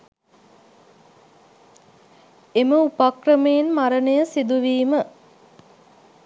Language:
Sinhala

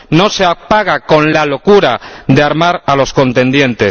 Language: Spanish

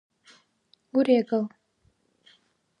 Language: Dargwa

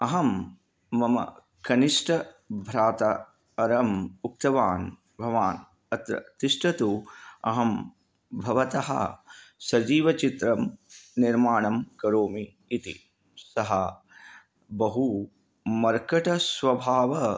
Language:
Sanskrit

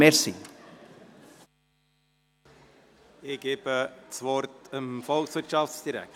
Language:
Swiss German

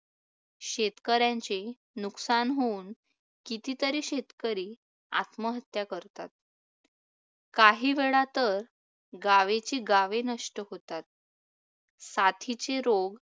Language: Marathi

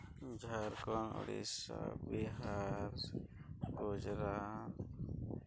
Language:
Santali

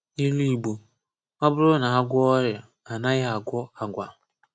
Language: Igbo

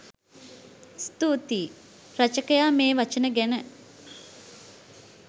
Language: Sinhala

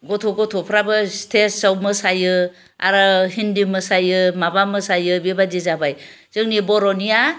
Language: Bodo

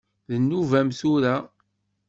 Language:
Kabyle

